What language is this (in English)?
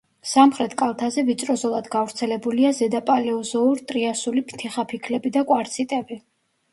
Georgian